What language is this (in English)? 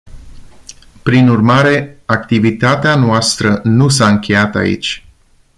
Romanian